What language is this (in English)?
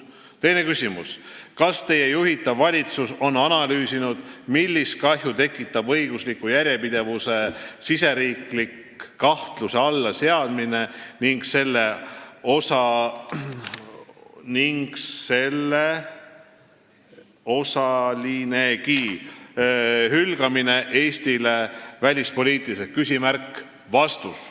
Estonian